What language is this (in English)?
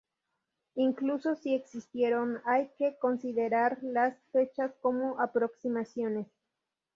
Spanish